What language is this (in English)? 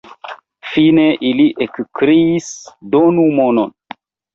Esperanto